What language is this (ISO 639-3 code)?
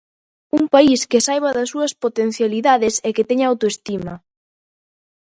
glg